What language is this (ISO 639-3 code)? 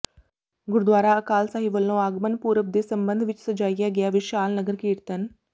pan